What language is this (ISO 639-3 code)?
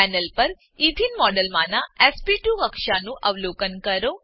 guj